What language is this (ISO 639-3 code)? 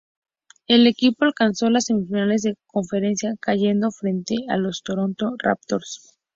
spa